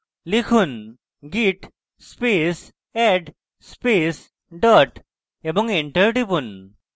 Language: Bangla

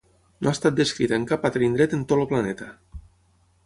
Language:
Catalan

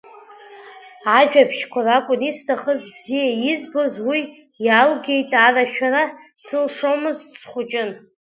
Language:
Abkhazian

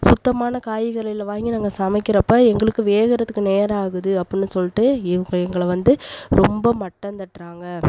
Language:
Tamil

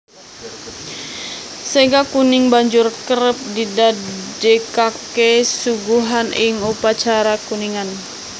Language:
Javanese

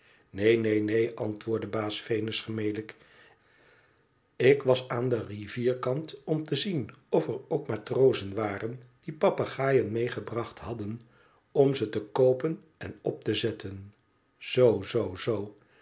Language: Dutch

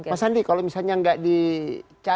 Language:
Indonesian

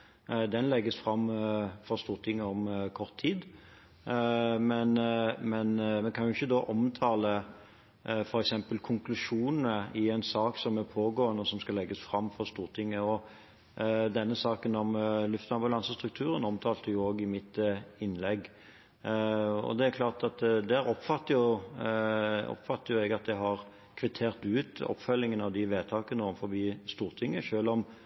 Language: Norwegian Bokmål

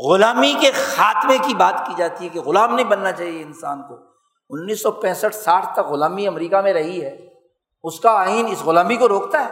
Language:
Urdu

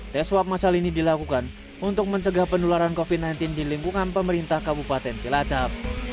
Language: Indonesian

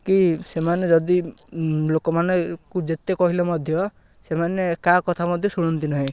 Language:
Odia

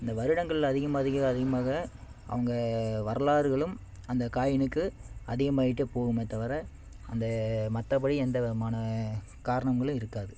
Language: Tamil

